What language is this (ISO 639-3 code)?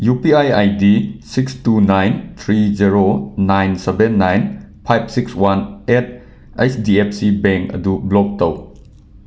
mni